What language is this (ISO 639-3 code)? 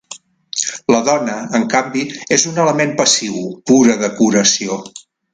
cat